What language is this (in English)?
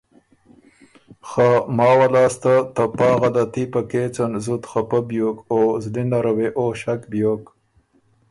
Ormuri